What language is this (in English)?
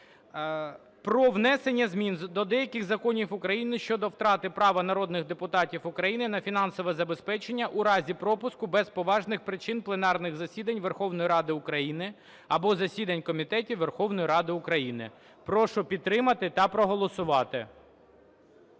Ukrainian